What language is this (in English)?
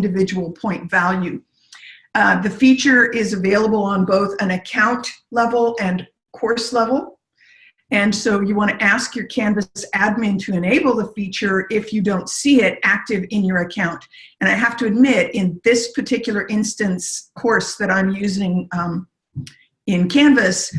English